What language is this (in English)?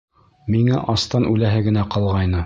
Bashkir